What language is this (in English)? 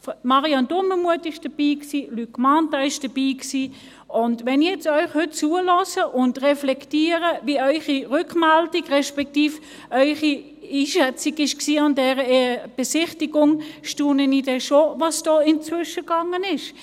Swiss German